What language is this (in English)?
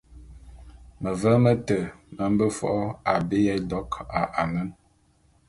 Bulu